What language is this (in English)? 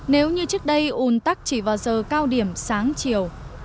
Vietnamese